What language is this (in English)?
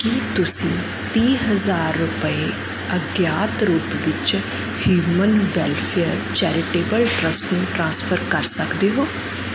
Punjabi